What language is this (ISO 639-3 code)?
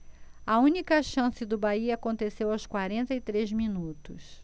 por